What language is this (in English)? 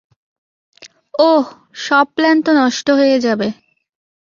Bangla